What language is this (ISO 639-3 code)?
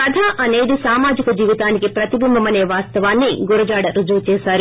tel